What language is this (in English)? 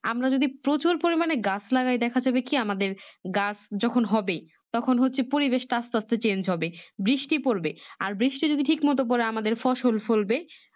Bangla